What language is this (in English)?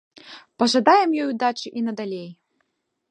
Belarusian